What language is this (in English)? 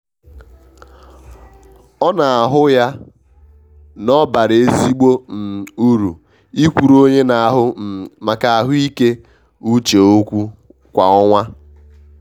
Igbo